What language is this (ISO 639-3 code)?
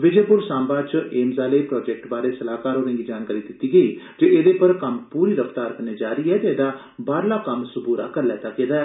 doi